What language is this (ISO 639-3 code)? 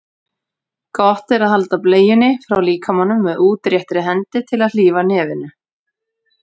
isl